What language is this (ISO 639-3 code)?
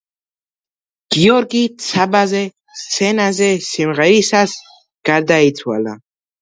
kat